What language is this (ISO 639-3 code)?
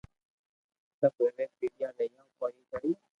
lrk